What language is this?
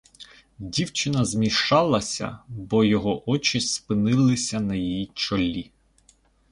Ukrainian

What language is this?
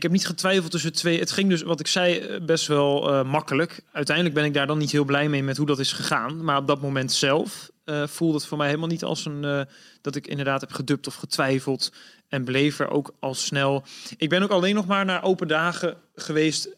Dutch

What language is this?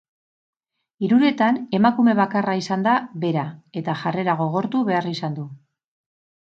Basque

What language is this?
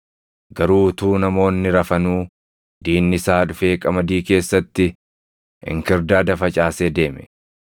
Oromo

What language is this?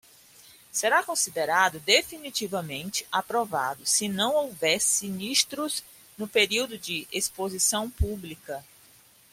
Portuguese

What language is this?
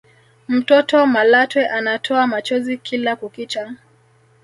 Swahili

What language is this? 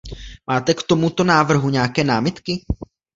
Czech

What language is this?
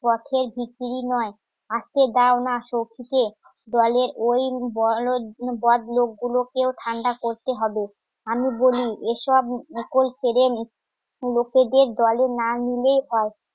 Bangla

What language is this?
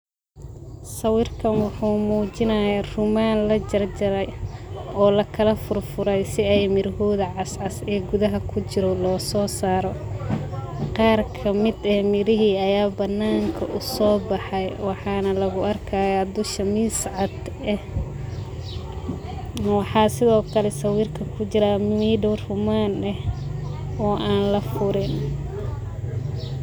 Somali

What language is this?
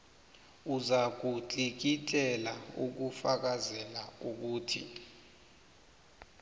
South Ndebele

